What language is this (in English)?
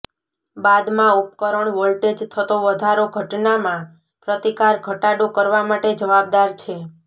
Gujarati